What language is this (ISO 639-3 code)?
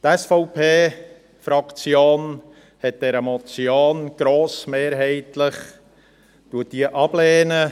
gsw